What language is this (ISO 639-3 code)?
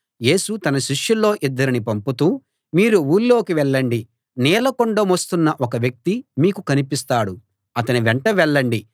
tel